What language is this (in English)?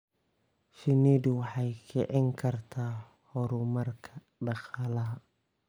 Somali